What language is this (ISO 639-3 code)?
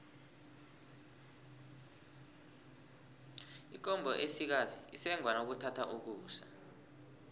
nbl